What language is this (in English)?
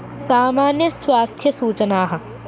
Sanskrit